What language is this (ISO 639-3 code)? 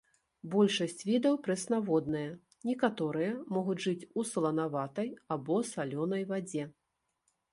bel